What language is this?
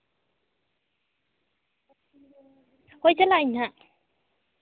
Santali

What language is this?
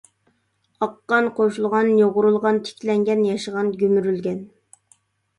Uyghur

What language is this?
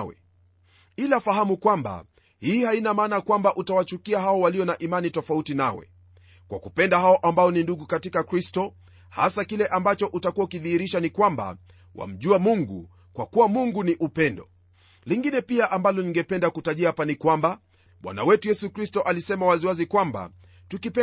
Swahili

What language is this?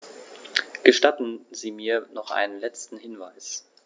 German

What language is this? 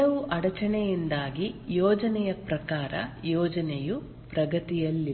Kannada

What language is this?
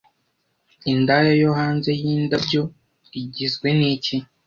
Kinyarwanda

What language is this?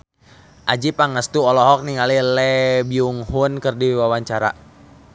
Sundanese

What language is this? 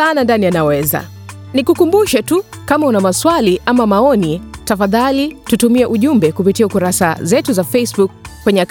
Swahili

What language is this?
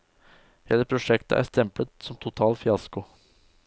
Norwegian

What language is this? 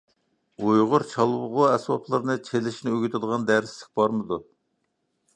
Uyghur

